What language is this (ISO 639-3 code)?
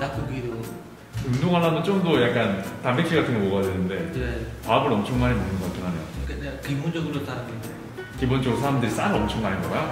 kor